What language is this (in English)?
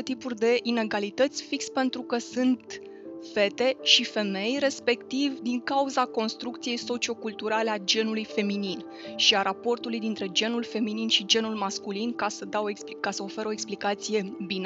Romanian